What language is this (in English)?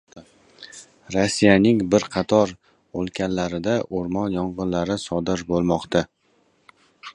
Uzbek